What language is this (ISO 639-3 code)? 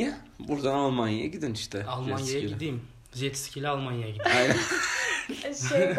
tur